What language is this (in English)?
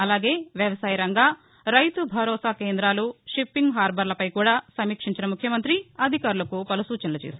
Telugu